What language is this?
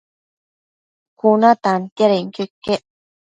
Matsés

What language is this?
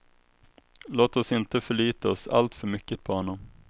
Swedish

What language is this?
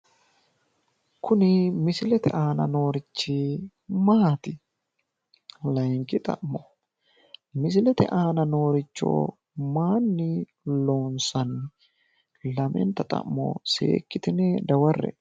Sidamo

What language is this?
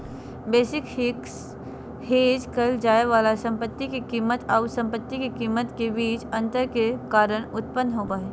Magahi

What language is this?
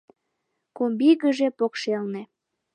Mari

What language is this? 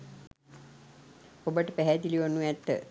Sinhala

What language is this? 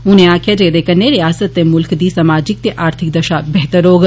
Dogri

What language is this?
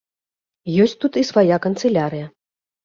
Belarusian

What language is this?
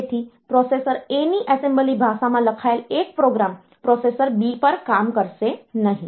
Gujarati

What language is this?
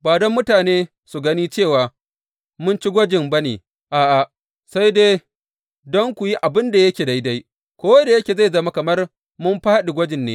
Hausa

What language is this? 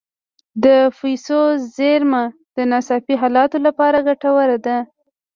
Pashto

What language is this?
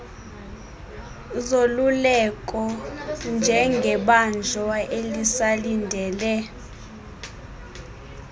Xhosa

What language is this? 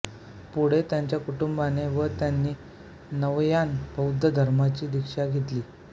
Marathi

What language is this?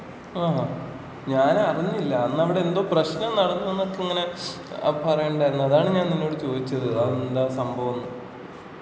Malayalam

